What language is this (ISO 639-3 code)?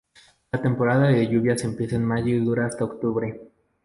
spa